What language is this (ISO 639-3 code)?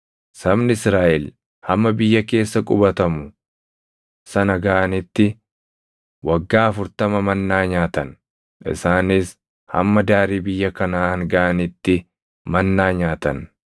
orm